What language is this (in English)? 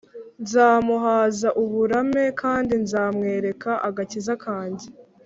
Kinyarwanda